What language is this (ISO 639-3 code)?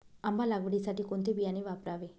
mar